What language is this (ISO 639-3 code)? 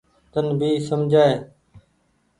gig